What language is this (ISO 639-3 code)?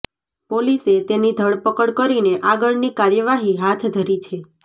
guj